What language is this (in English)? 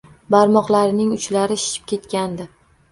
Uzbek